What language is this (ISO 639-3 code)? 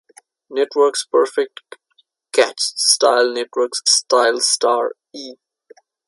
eng